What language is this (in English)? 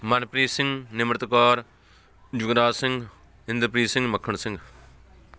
Punjabi